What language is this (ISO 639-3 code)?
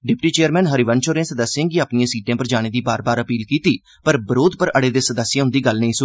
doi